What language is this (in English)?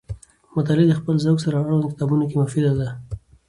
Pashto